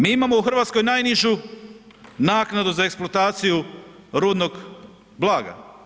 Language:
Croatian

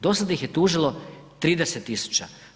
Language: Croatian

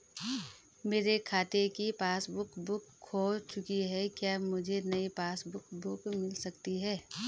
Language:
Hindi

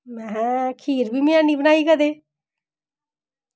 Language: Dogri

